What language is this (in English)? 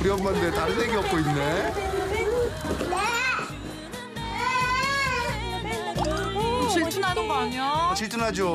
Korean